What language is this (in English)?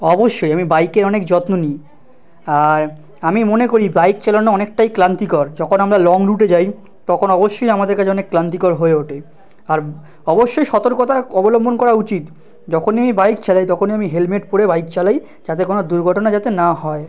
Bangla